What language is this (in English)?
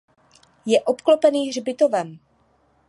Czech